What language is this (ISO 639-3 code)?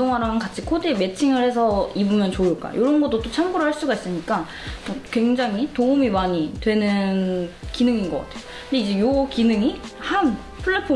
kor